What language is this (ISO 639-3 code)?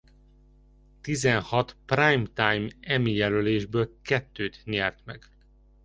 hun